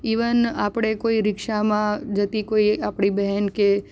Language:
Gujarati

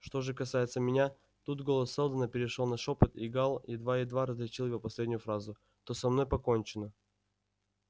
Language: Russian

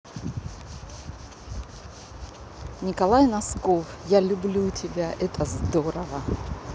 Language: Russian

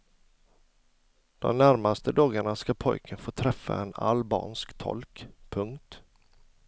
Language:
Swedish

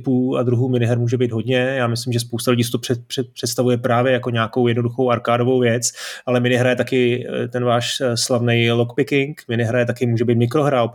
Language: Czech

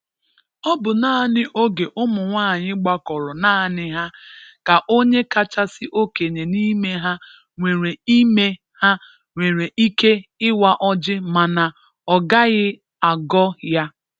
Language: Igbo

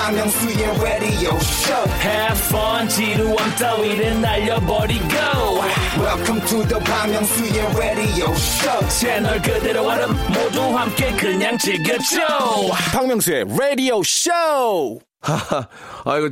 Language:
Korean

